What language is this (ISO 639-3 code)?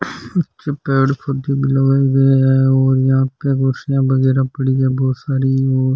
raj